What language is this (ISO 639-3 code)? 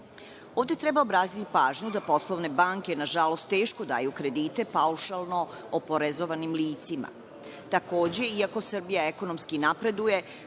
srp